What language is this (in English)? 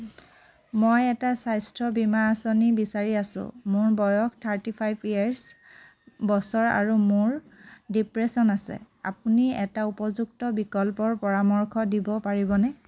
Assamese